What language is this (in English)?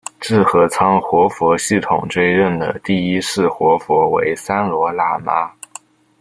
Chinese